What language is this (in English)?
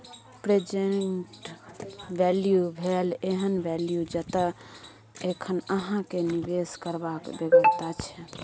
Maithili